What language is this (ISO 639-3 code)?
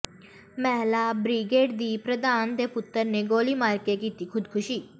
pan